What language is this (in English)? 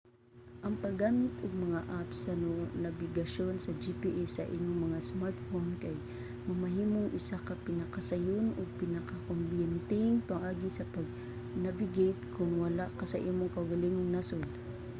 Cebuano